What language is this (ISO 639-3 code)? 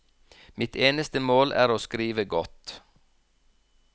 nor